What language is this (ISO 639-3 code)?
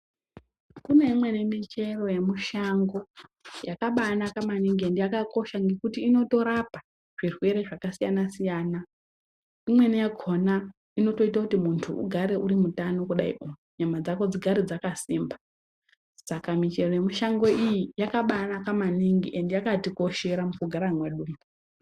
ndc